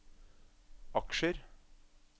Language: Norwegian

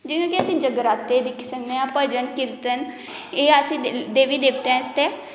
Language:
Dogri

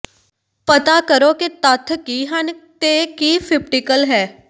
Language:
Punjabi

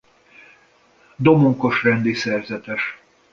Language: Hungarian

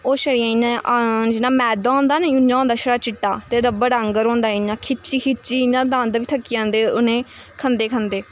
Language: Dogri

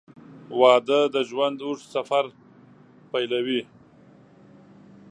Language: Pashto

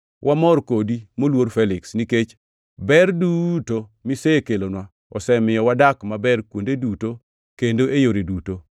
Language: Luo (Kenya and Tanzania)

